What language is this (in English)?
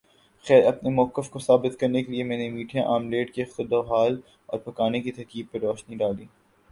Urdu